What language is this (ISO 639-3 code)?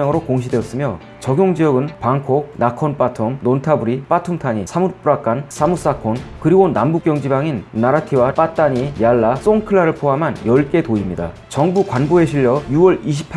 kor